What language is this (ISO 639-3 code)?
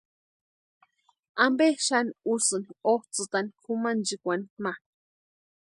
pua